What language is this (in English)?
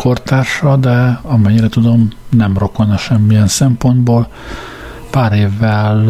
Hungarian